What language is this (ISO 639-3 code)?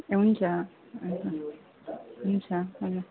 nep